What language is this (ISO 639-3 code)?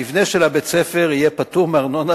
heb